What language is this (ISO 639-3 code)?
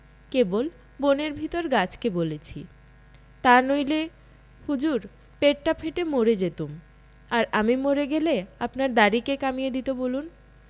ben